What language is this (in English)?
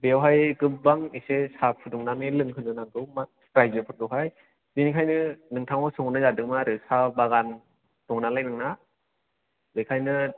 Bodo